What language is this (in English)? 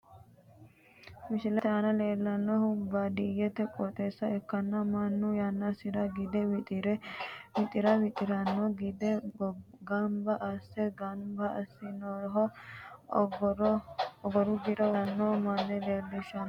Sidamo